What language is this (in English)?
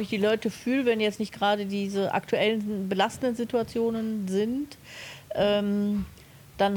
German